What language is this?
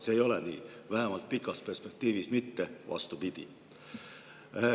Estonian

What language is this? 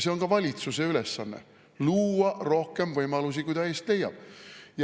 Estonian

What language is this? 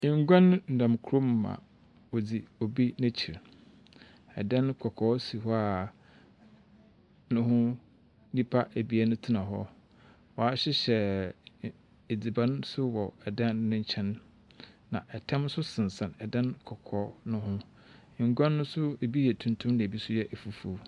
Akan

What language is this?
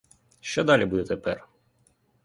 Ukrainian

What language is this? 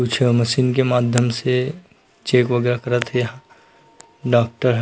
Chhattisgarhi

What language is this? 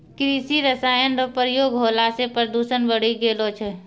Maithili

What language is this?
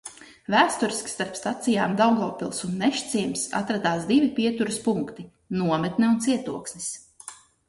Latvian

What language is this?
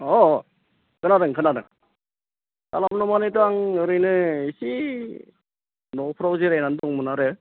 Bodo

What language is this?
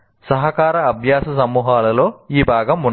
Telugu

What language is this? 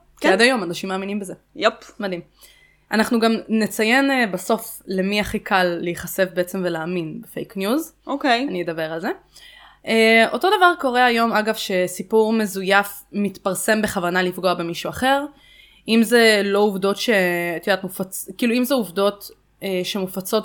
Hebrew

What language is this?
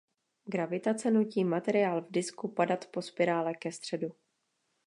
Czech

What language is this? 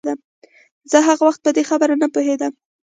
Pashto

